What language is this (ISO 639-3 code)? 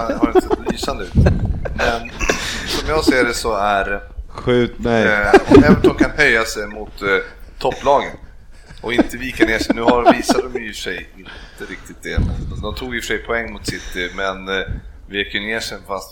swe